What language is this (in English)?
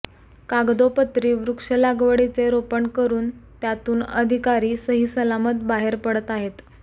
Marathi